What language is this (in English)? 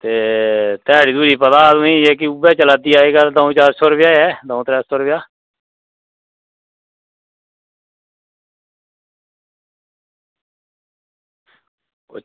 Dogri